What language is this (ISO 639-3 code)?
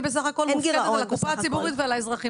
heb